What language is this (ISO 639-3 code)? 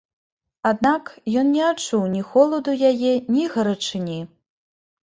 bel